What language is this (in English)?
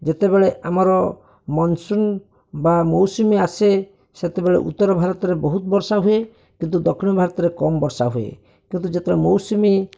Odia